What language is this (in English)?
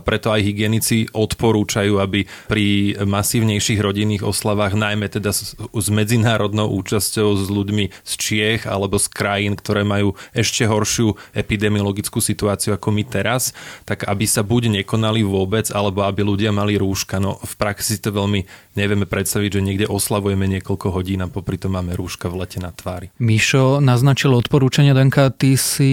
Slovak